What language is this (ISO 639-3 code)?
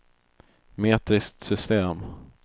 swe